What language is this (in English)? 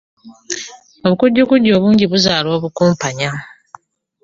Ganda